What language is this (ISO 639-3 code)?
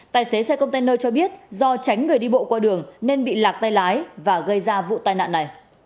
vie